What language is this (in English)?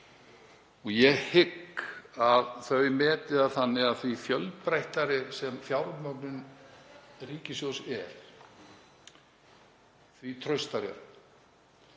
Icelandic